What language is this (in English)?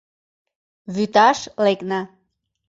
Mari